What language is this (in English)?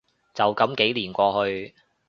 Cantonese